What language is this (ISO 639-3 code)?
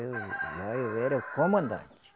por